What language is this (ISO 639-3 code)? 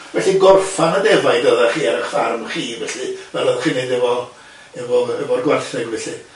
cym